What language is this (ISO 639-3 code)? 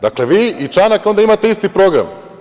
srp